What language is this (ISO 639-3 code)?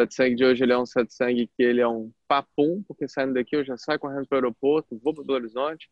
por